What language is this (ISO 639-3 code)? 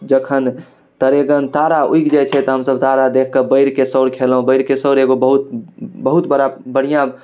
mai